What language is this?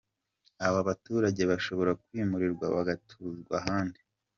Kinyarwanda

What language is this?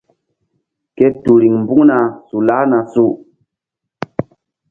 Mbum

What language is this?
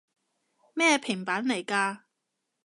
Cantonese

